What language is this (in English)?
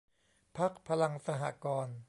Thai